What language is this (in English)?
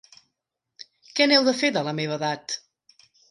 Catalan